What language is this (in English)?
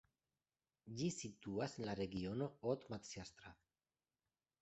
Esperanto